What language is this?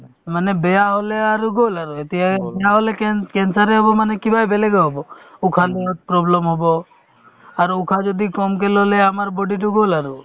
Assamese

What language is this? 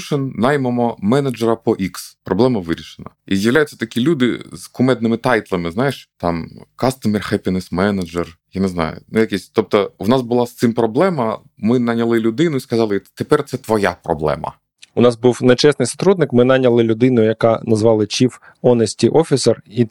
Ukrainian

